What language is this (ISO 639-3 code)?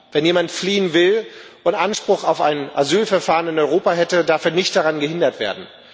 deu